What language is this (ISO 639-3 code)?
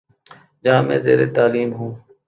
urd